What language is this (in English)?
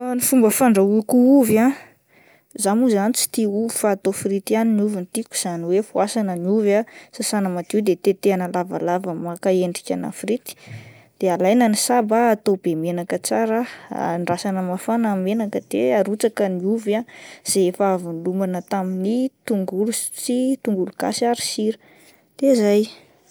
Malagasy